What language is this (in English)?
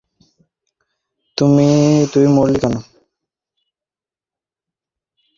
Bangla